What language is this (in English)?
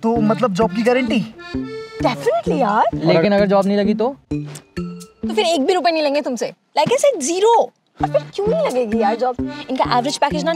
Hindi